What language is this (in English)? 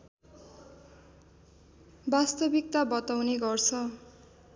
Nepali